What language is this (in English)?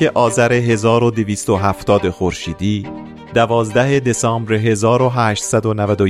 Persian